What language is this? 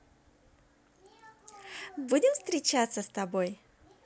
Russian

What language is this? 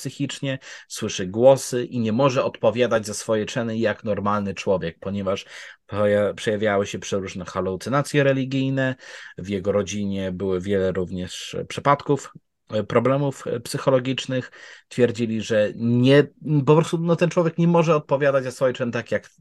Polish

